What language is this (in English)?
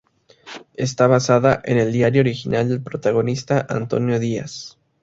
Spanish